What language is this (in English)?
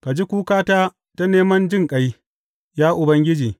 Hausa